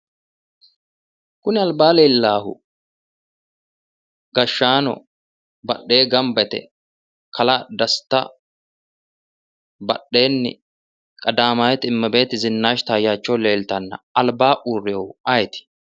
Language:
Sidamo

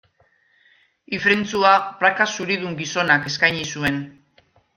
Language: Basque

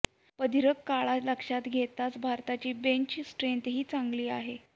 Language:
Marathi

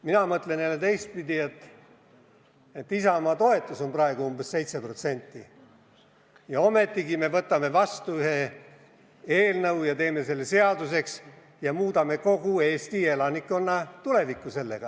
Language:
Estonian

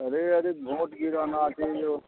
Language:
Maithili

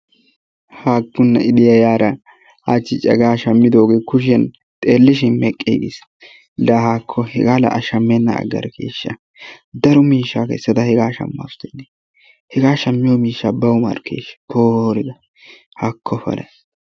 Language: Wolaytta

